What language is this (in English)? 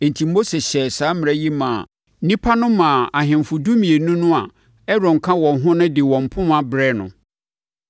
Akan